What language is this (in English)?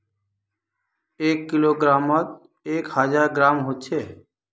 Magahi